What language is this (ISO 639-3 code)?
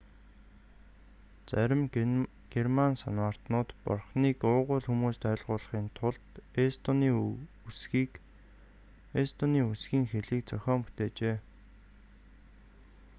mon